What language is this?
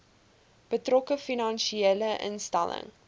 Afrikaans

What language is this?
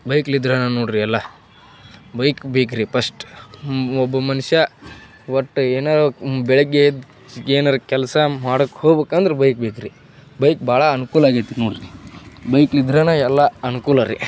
Kannada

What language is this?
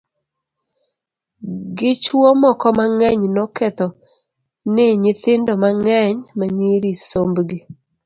Luo (Kenya and Tanzania)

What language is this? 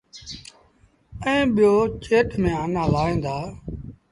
Sindhi Bhil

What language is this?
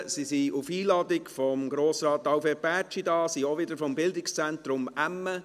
Swiss German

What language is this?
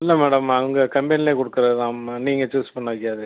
Tamil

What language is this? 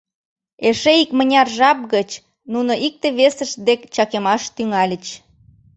Mari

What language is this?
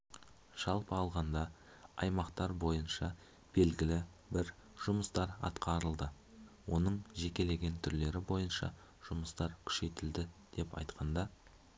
Kazakh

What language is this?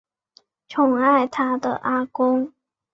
Chinese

